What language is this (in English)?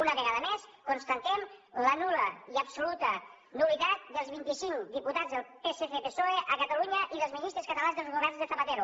Catalan